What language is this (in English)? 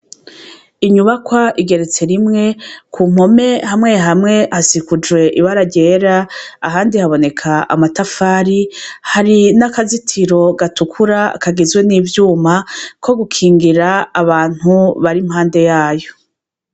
Rundi